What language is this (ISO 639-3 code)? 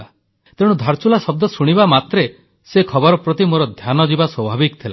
ori